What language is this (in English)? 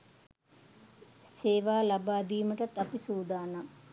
Sinhala